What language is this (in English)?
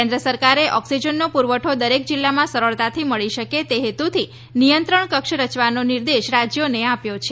Gujarati